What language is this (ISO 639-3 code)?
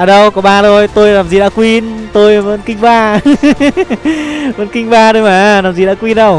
vie